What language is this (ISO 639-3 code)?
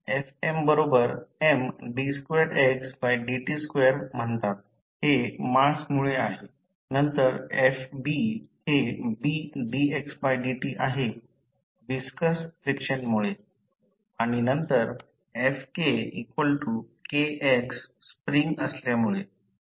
mar